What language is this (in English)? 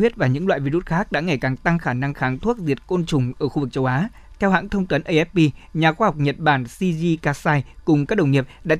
Vietnamese